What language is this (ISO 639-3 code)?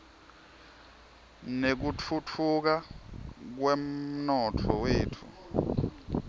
ssw